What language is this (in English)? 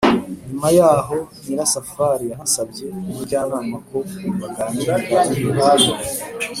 Kinyarwanda